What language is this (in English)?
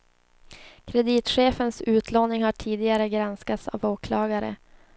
Swedish